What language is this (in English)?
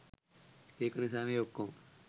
Sinhala